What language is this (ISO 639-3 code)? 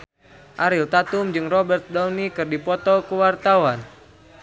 sun